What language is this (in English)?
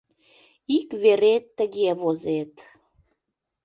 Mari